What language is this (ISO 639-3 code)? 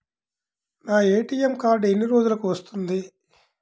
tel